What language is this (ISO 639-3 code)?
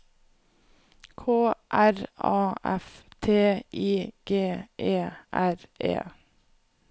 nor